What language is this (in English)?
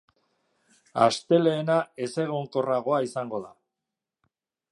Basque